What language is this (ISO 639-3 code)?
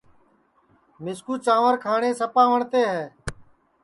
ssi